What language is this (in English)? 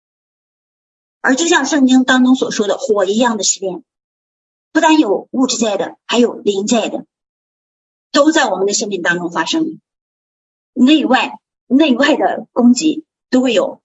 Chinese